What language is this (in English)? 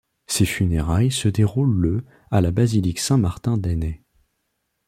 French